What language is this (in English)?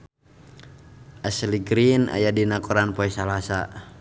Sundanese